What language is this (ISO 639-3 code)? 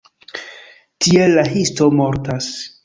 epo